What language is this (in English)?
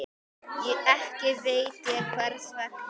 Icelandic